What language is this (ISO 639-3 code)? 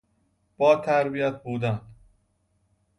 fas